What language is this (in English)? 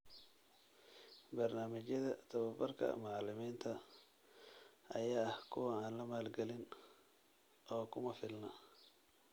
Somali